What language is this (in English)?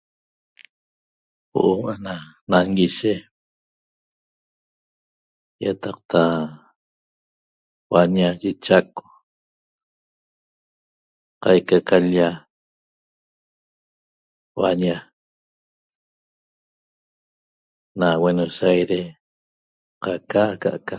Toba